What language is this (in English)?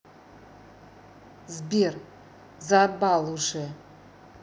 Russian